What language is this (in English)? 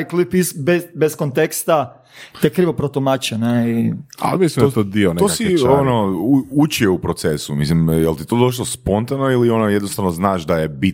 Croatian